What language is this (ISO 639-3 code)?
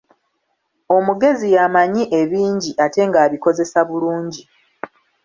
lug